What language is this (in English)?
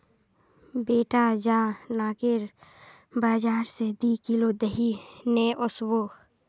Magahi